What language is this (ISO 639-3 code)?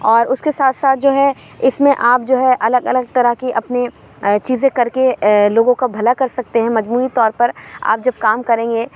urd